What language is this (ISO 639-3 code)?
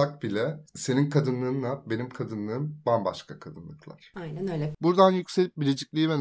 tur